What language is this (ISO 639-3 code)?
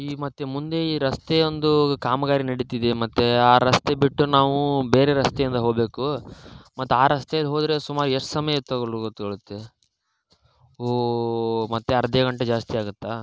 kan